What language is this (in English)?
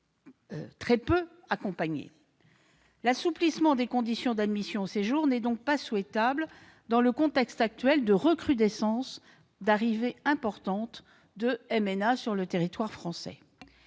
French